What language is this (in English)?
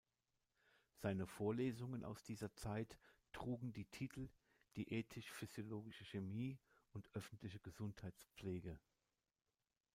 German